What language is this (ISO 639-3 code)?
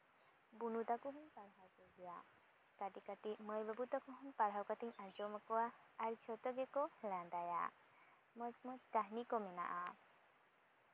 sat